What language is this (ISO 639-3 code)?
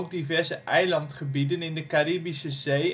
nld